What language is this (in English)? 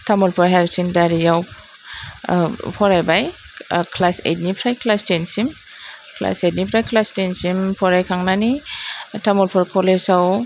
Bodo